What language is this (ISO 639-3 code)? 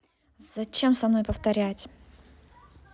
rus